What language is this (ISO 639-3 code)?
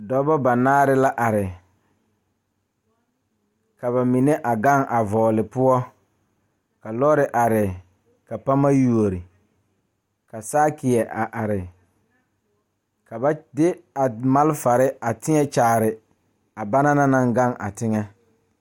dga